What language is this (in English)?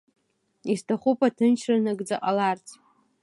Abkhazian